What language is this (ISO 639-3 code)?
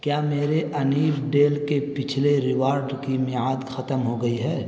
urd